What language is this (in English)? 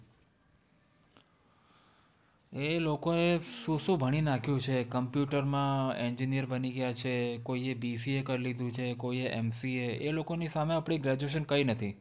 Gujarati